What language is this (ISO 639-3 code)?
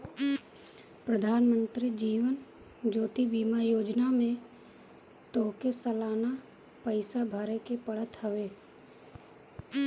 bho